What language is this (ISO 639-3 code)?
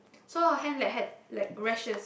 eng